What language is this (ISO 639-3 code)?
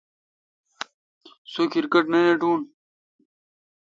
xka